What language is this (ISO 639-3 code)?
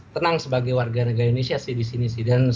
ind